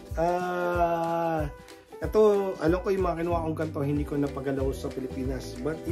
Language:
Filipino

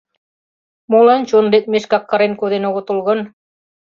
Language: Mari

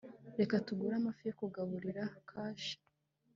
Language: Kinyarwanda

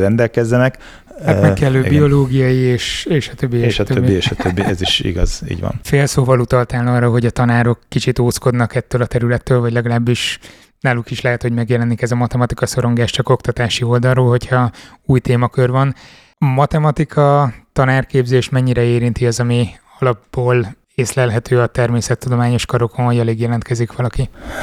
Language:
Hungarian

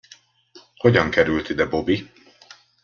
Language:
Hungarian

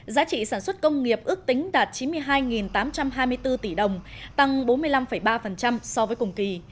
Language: Vietnamese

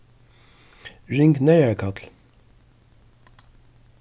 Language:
Faroese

